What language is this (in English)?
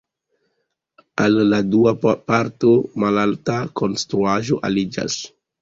Esperanto